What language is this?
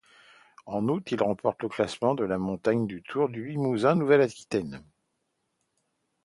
French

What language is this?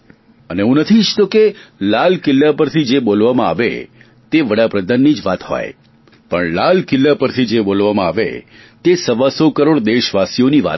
Gujarati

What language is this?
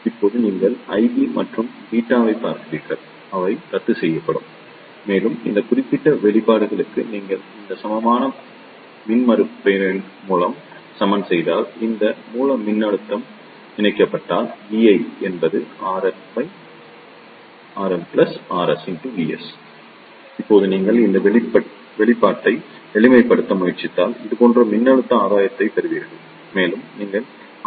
Tamil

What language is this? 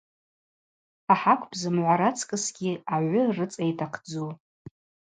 Abaza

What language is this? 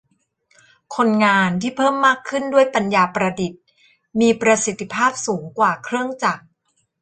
Thai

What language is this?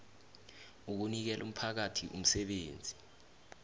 South Ndebele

